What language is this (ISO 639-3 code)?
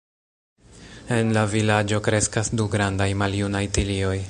epo